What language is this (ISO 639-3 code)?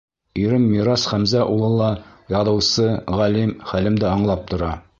bak